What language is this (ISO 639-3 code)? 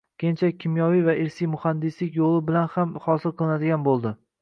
uzb